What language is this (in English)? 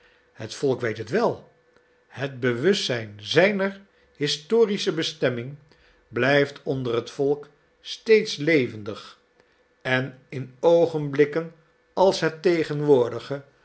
Dutch